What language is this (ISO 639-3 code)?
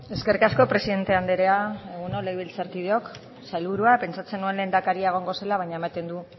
eus